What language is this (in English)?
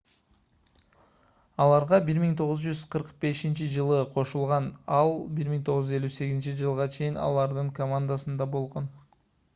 Kyrgyz